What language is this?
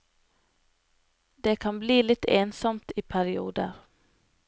Norwegian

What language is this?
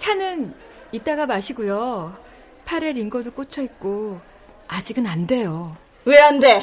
Korean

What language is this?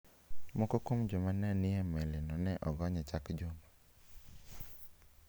Luo (Kenya and Tanzania)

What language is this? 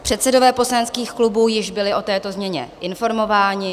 Czech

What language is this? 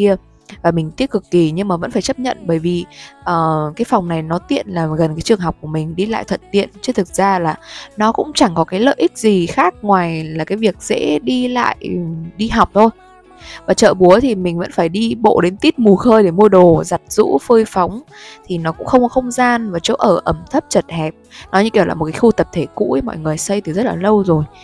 Vietnamese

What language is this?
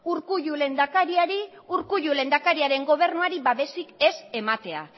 Basque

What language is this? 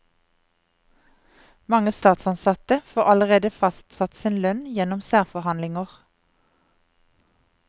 Norwegian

